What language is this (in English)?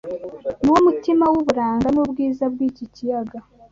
Kinyarwanda